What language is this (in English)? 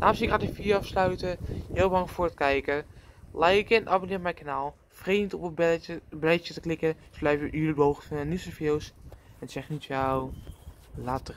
Dutch